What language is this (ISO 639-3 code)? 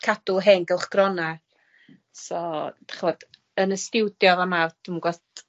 cym